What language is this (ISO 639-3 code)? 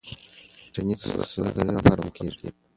pus